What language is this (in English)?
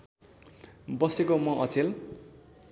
Nepali